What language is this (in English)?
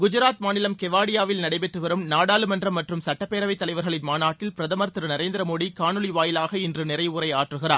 Tamil